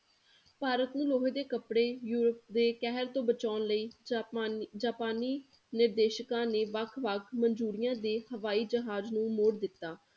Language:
Punjabi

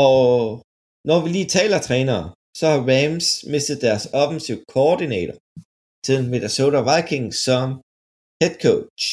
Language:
Danish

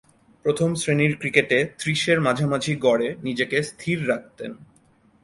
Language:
Bangla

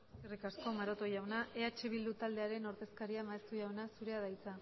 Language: Basque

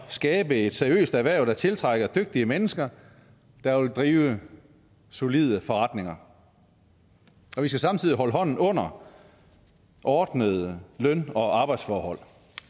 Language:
Danish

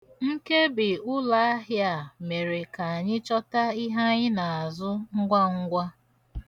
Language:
Igbo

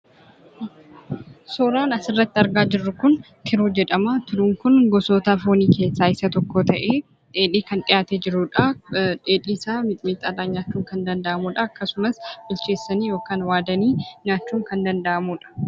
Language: Oromo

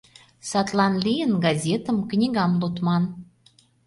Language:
Mari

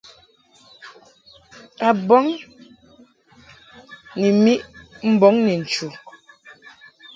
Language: Mungaka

